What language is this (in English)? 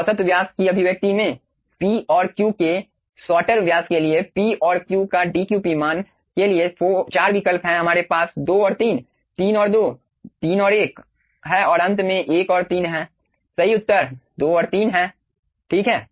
Hindi